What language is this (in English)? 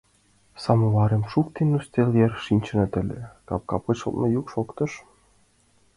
Mari